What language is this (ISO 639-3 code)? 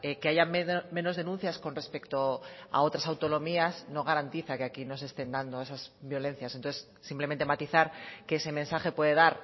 spa